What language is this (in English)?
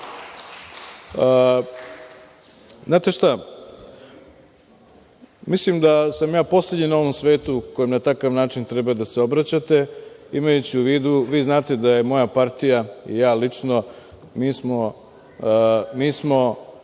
Serbian